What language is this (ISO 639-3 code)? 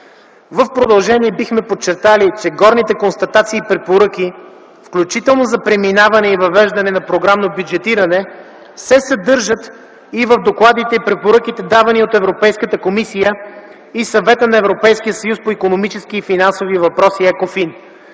bul